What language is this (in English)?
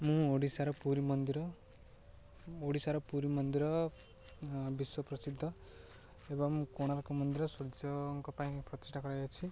Odia